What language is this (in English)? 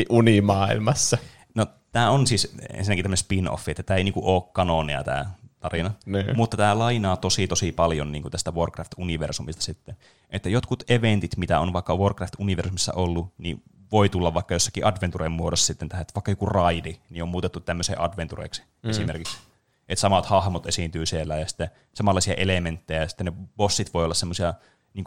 Finnish